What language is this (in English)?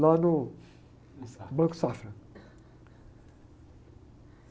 Portuguese